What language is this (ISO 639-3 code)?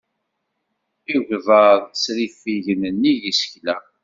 kab